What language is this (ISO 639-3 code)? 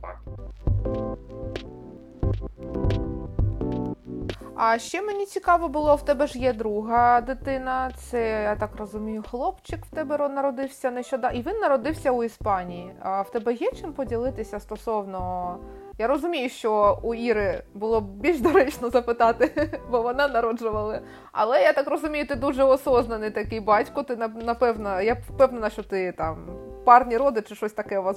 ukr